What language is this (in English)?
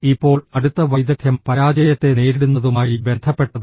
Malayalam